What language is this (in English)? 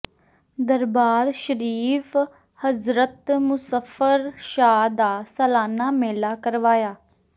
Punjabi